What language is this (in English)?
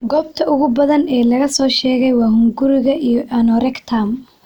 Somali